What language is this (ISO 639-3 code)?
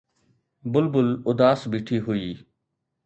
snd